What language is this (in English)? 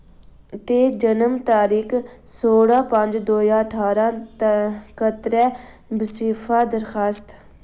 Dogri